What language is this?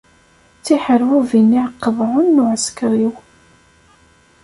Kabyle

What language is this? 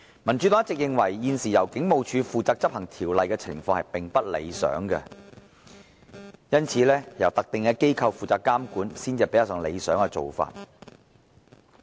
Cantonese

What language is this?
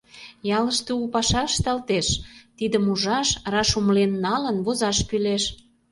Mari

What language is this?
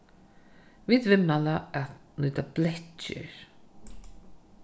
Faroese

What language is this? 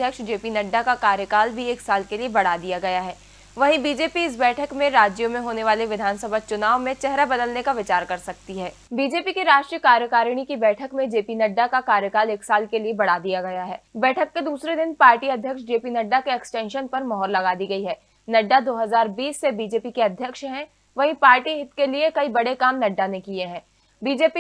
Hindi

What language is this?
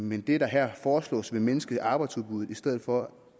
Danish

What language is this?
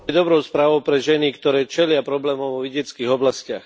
Slovak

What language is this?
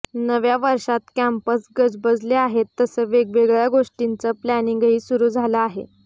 Marathi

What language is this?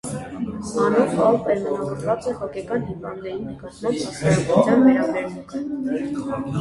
Armenian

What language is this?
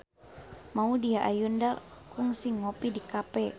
Sundanese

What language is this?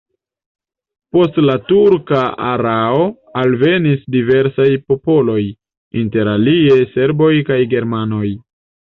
Esperanto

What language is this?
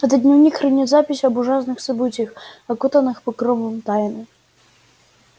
Russian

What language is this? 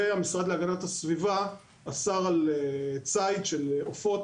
Hebrew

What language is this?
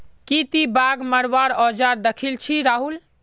Magahi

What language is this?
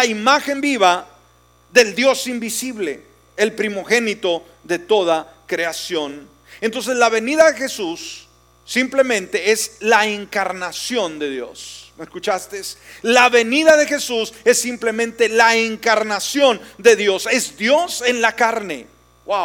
Spanish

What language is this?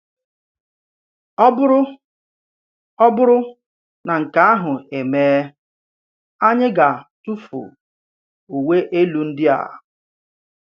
Igbo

